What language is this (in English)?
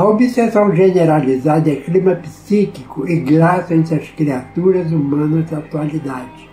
Portuguese